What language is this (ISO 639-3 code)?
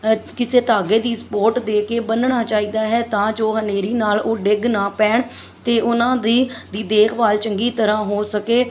pan